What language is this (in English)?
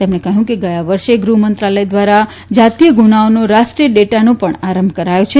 Gujarati